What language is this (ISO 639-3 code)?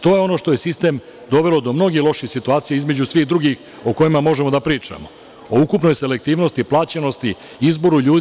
srp